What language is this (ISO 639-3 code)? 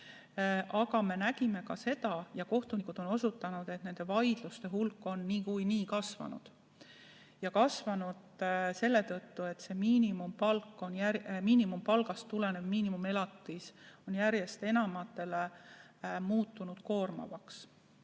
est